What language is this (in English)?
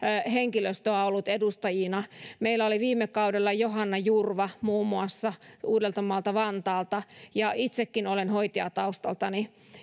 Finnish